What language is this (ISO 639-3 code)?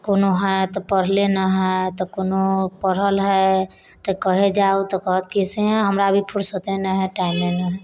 mai